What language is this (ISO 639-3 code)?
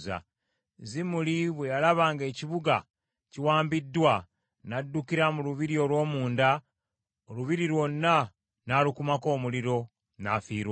lug